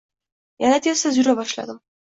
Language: Uzbek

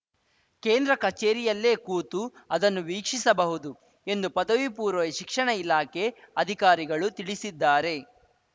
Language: Kannada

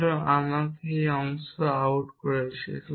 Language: Bangla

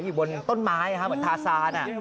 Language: Thai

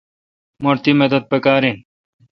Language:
Kalkoti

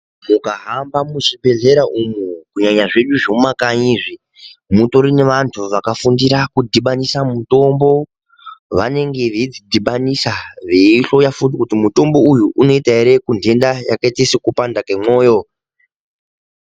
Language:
Ndau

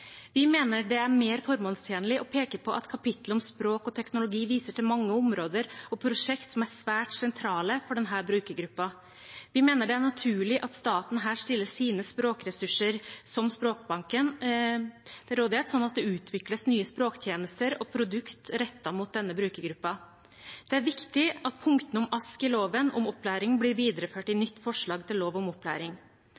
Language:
Norwegian Bokmål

